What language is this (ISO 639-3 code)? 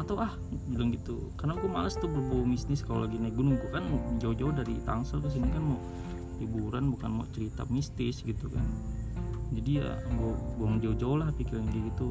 ind